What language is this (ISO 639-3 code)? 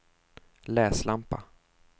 swe